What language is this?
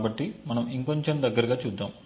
Telugu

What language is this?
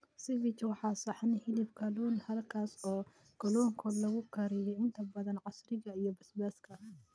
Somali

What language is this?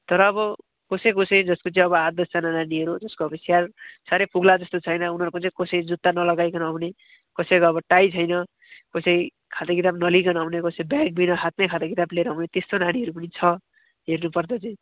Nepali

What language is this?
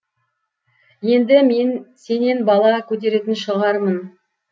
Kazakh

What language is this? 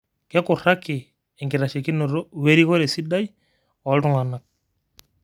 Masai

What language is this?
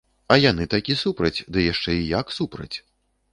Belarusian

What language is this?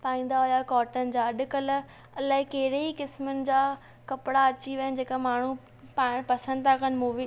Sindhi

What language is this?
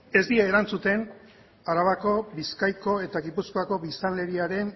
Basque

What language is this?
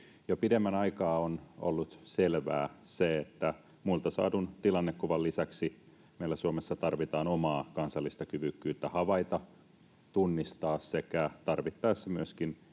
Finnish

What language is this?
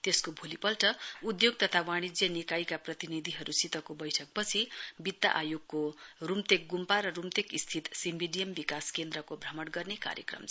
Nepali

